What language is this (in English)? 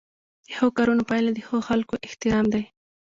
Pashto